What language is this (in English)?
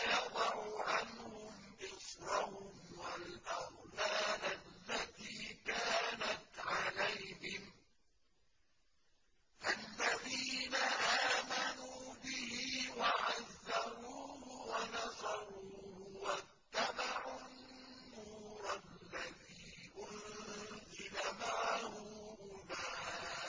Arabic